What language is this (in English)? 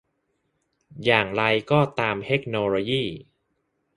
Thai